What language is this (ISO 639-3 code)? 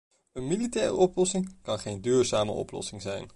nld